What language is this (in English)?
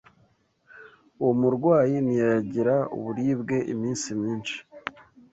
Kinyarwanda